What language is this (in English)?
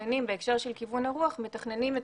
Hebrew